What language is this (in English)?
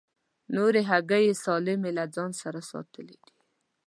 Pashto